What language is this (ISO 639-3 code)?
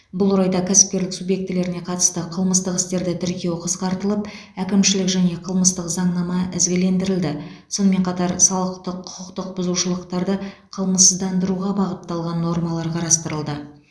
kaz